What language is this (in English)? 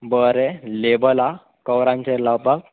Konkani